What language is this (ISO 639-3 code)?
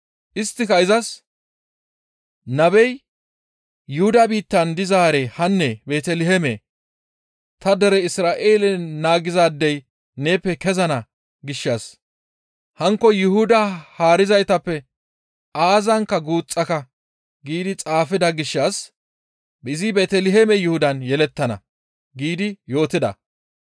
gmv